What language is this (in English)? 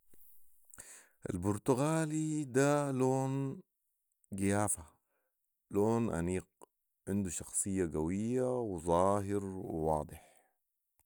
Sudanese Arabic